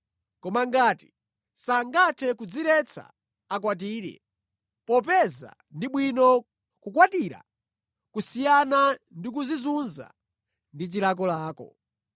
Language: Nyanja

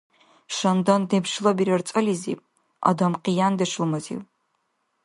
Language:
Dargwa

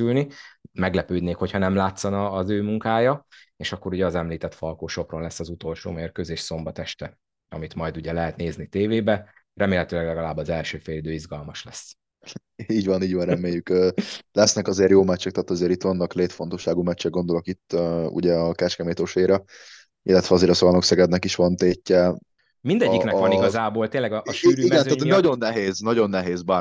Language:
Hungarian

